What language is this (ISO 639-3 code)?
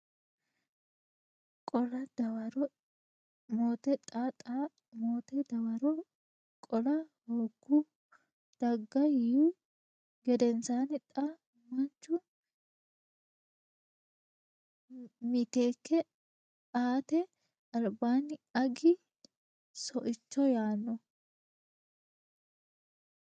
sid